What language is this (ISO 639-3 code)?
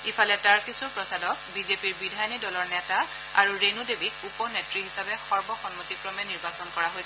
asm